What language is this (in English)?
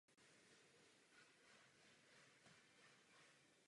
Czech